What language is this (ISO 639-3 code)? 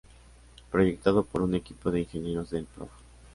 spa